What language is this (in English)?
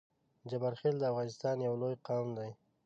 Pashto